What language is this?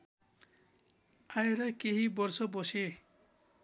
Nepali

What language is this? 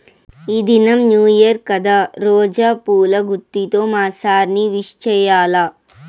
Telugu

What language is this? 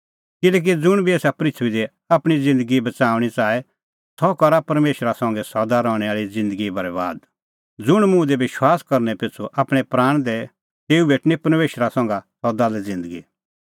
Kullu Pahari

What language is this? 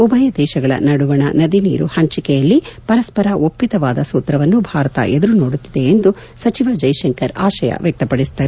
Kannada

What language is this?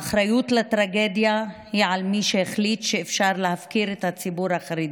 Hebrew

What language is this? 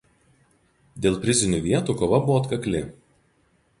Lithuanian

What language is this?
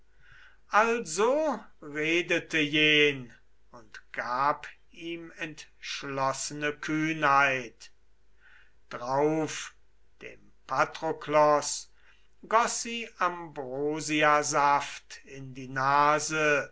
German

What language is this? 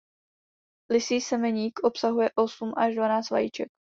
Czech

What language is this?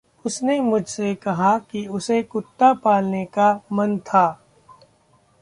Hindi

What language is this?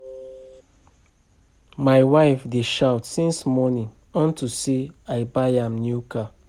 Nigerian Pidgin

